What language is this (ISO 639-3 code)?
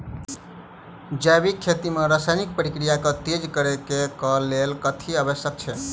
mai